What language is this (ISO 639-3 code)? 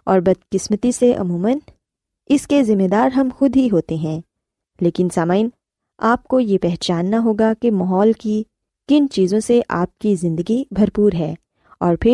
urd